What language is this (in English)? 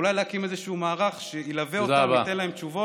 Hebrew